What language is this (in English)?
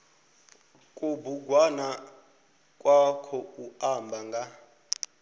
Venda